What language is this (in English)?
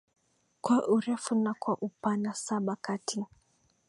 Swahili